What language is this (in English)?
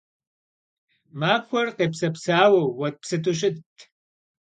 Kabardian